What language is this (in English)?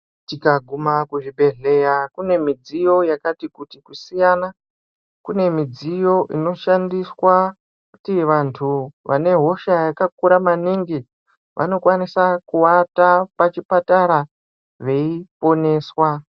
Ndau